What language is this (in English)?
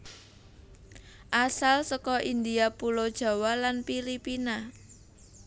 Javanese